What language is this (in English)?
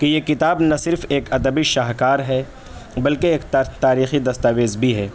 Urdu